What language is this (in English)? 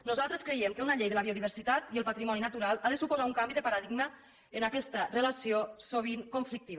Catalan